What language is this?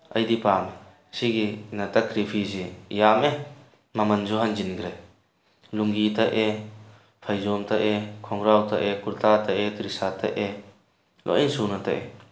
Manipuri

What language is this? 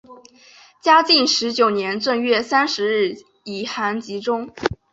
Chinese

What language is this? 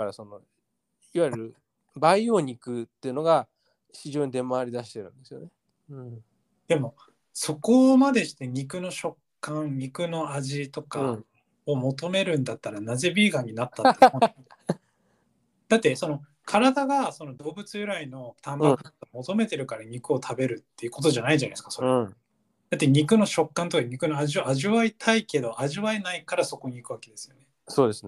Japanese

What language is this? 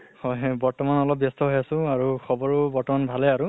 Assamese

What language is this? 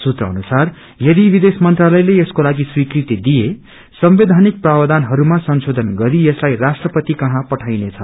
Nepali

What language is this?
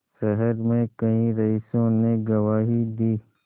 Hindi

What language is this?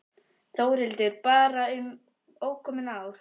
Icelandic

